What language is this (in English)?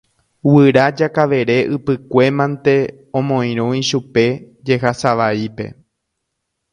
Guarani